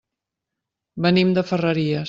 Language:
Catalan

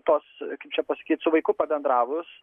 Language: Lithuanian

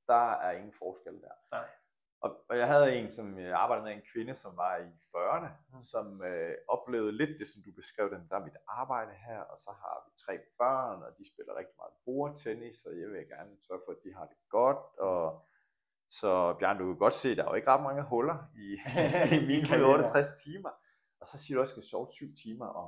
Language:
Danish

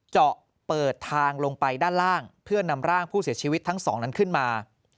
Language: Thai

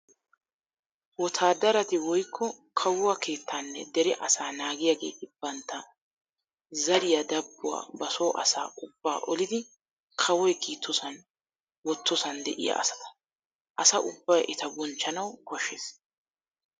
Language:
Wolaytta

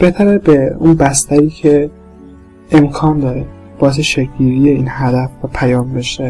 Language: Persian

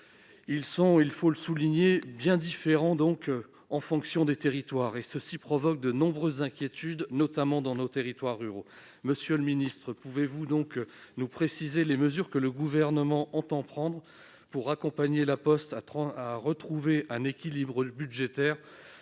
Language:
French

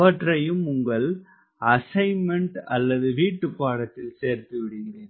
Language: Tamil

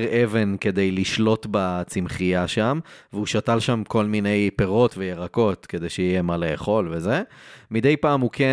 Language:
Hebrew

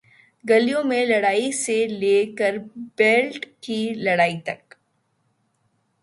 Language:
Urdu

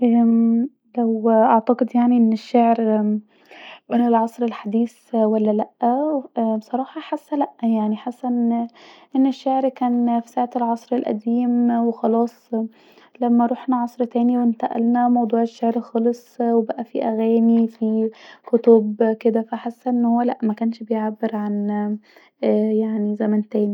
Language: Egyptian Arabic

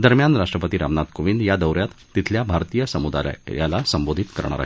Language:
Marathi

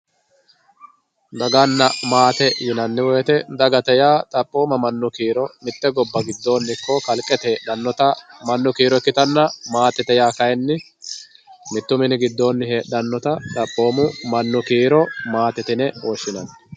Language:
Sidamo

